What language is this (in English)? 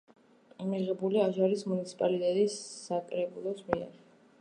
Georgian